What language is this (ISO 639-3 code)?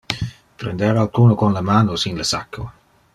ina